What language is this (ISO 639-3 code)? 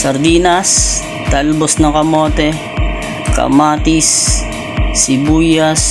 fil